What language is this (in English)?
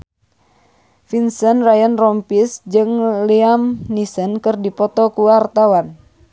Sundanese